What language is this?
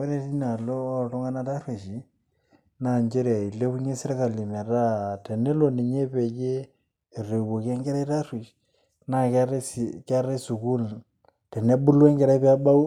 Masai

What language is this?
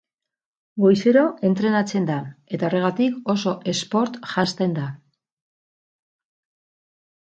Basque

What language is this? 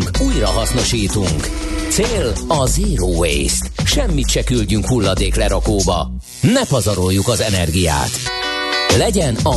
Hungarian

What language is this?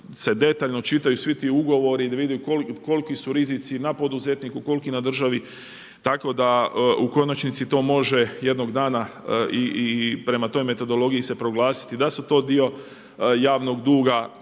Croatian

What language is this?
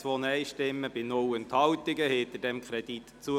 Swiss German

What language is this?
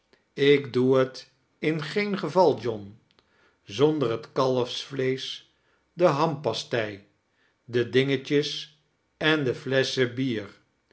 Dutch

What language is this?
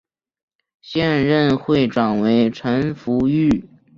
Chinese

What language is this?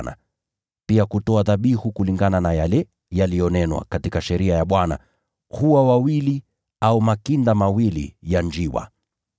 Swahili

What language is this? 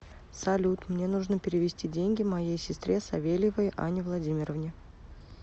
Russian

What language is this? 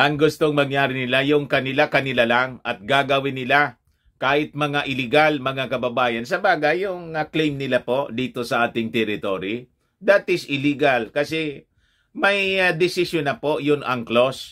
Filipino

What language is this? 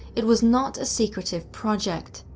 English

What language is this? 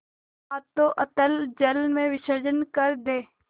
Hindi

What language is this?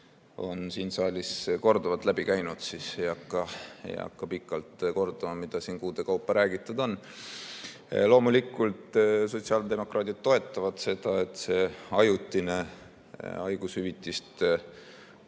Estonian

